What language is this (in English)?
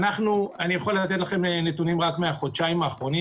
Hebrew